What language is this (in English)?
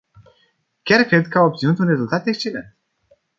Romanian